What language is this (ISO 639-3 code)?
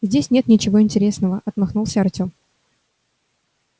rus